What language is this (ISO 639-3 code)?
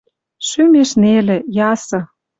mrj